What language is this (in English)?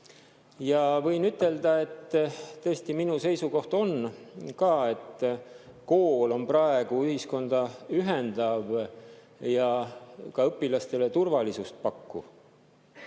Estonian